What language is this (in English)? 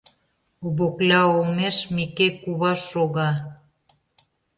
Mari